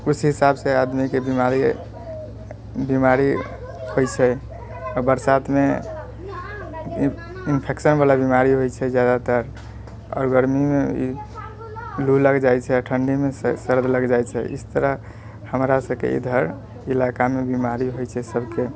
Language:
Maithili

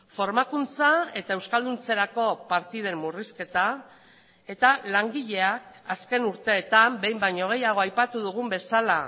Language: Basque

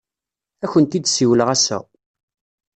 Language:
Kabyle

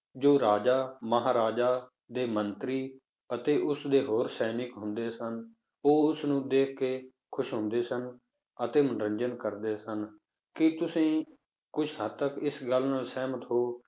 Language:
Punjabi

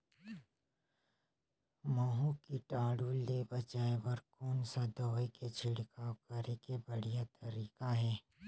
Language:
Chhattisgarhi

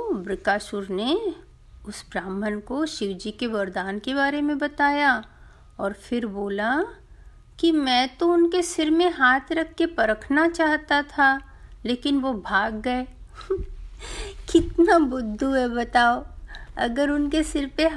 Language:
Hindi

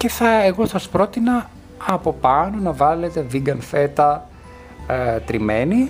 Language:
Greek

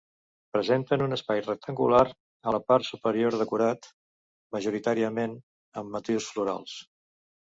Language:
Catalan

